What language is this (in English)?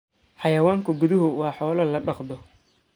Somali